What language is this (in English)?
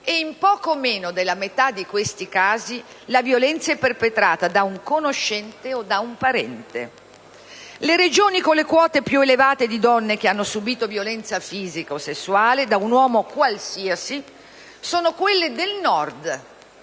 Italian